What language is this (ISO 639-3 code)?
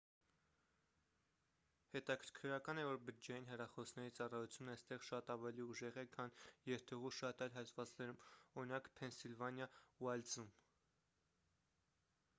hye